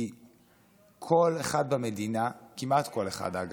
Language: Hebrew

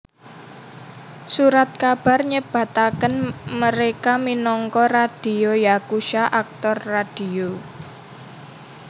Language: Javanese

